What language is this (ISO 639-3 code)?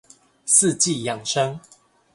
zho